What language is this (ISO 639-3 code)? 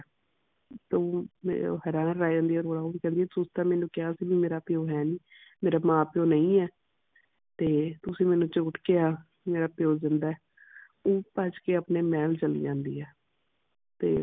pan